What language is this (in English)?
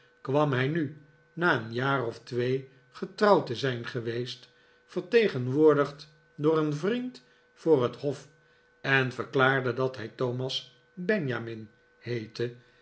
Dutch